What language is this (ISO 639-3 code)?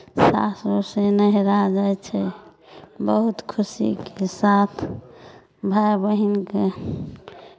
mai